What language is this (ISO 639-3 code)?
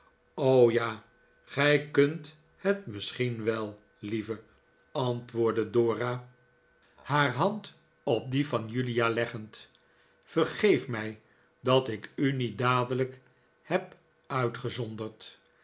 nld